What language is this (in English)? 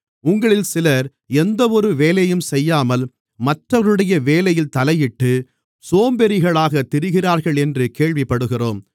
Tamil